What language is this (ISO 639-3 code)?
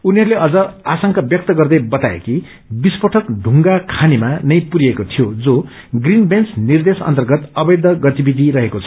nep